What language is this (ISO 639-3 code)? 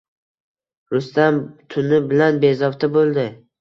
uzb